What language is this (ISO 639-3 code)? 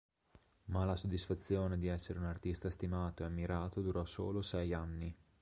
ita